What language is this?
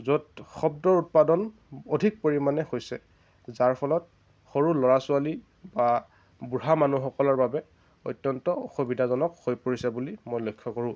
Assamese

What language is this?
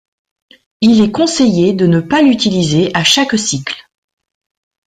French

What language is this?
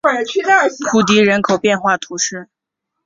Chinese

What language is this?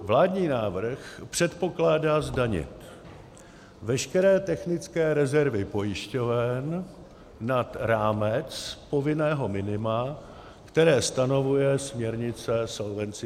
Czech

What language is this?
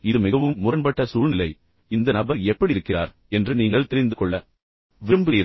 Tamil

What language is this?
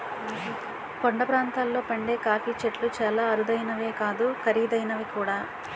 Telugu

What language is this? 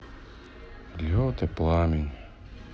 Russian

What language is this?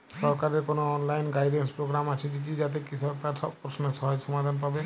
Bangla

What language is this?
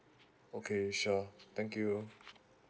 English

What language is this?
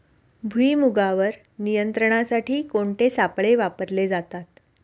Marathi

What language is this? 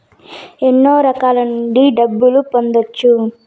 Telugu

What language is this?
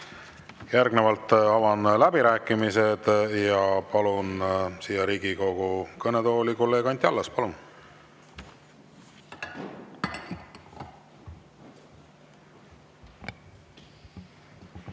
Estonian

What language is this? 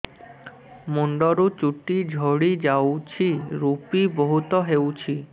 Odia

